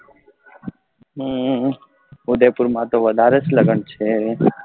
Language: Gujarati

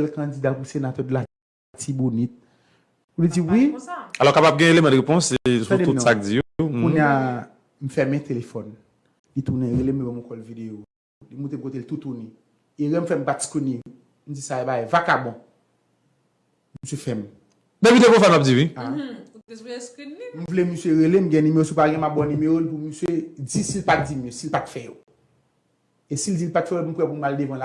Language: French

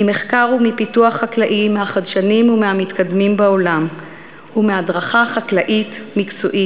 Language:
Hebrew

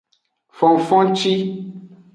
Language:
Aja (Benin)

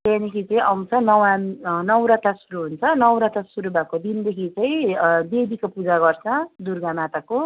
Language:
Nepali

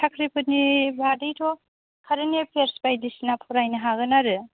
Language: Bodo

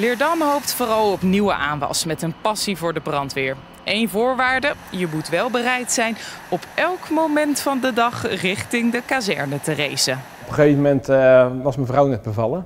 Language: Dutch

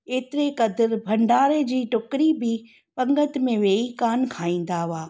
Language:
Sindhi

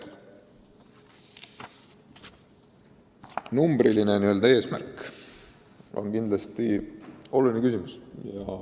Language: Estonian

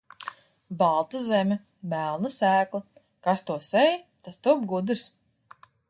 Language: Latvian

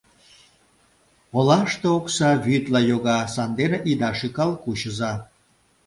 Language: Mari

